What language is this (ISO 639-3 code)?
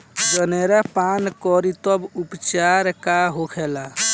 bho